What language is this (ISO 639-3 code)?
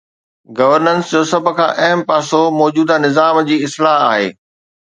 snd